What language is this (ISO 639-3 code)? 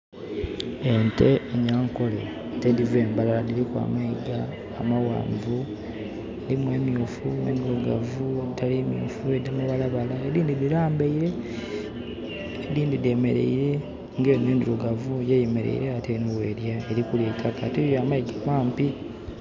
xog